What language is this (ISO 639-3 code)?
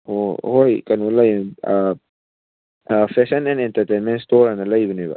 mni